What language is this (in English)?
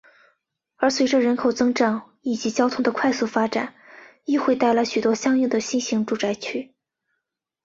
Chinese